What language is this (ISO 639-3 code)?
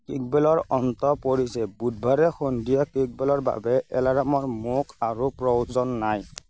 asm